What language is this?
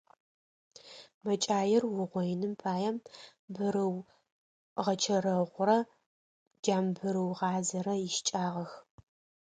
Adyghe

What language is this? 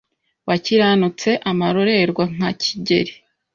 Kinyarwanda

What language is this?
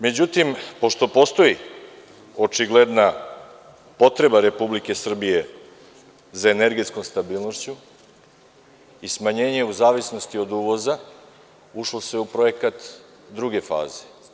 Serbian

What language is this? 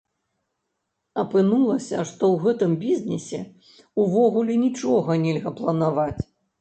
Belarusian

